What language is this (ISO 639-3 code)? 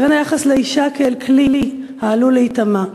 heb